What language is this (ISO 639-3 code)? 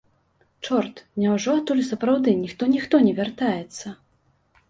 bel